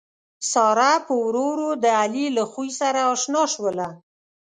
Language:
Pashto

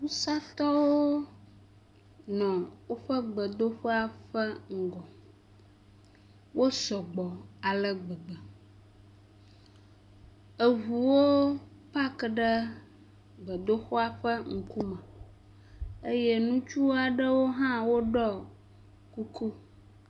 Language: Ewe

